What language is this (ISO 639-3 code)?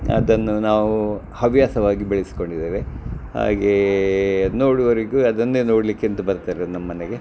kan